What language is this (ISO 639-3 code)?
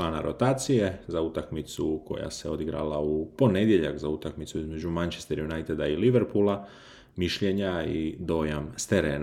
hrv